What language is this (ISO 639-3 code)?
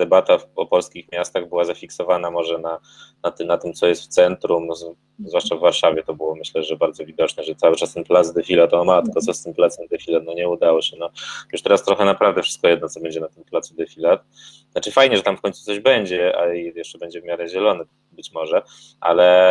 pol